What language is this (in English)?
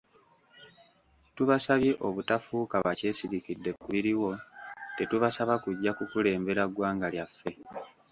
Ganda